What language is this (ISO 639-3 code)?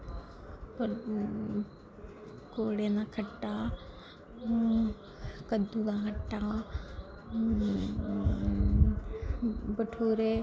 doi